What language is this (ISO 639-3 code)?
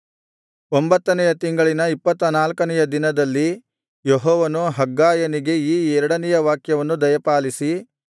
kan